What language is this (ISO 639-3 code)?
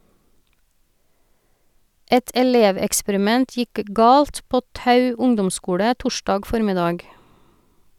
nor